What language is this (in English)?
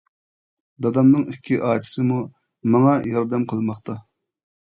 Uyghur